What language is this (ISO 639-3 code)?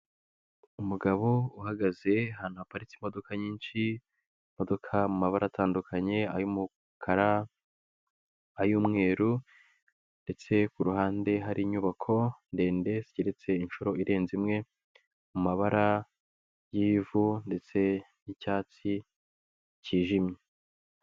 kin